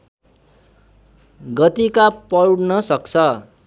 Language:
Nepali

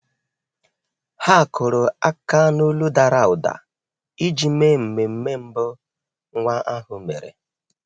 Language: Igbo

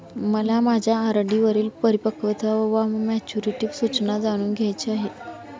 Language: Marathi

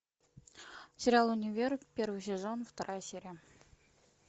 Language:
Russian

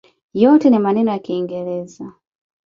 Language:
Swahili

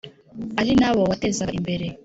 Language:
Kinyarwanda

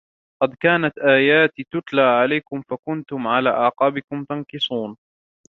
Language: Arabic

